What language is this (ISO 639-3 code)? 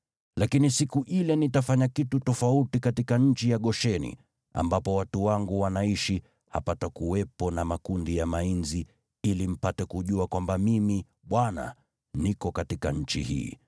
swa